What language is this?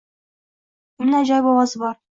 Uzbek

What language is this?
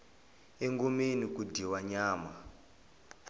Tsonga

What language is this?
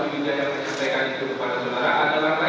Indonesian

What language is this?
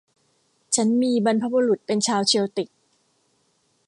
Thai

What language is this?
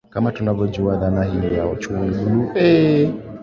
Swahili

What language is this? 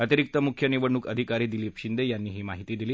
Marathi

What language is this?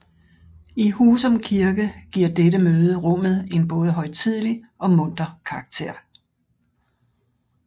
Danish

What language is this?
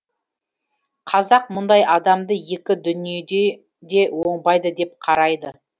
Kazakh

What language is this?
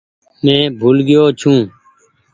Goaria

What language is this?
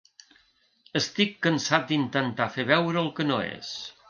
Catalan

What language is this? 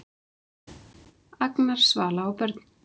Icelandic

